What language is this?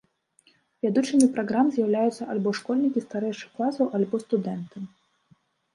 Belarusian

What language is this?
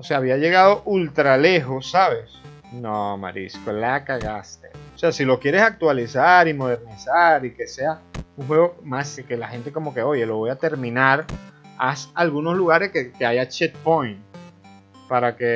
Spanish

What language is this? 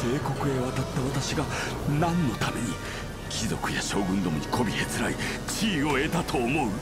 Japanese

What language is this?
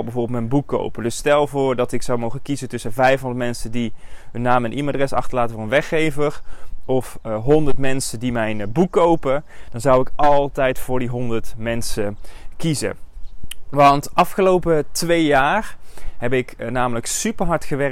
Dutch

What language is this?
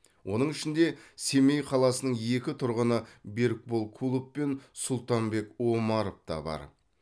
Kazakh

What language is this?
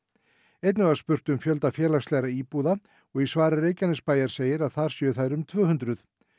Icelandic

